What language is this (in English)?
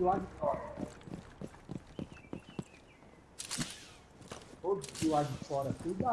Portuguese